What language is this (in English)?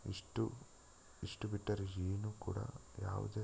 Kannada